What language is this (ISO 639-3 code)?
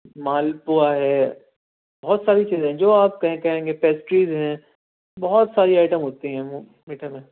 urd